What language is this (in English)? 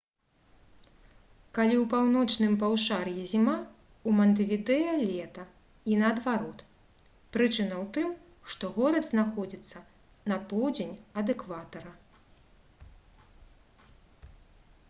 Belarusian